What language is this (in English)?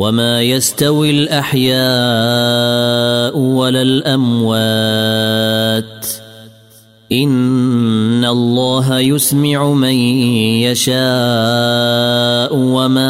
Arabic